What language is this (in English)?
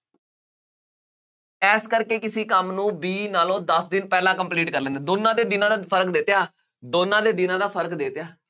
Punjabi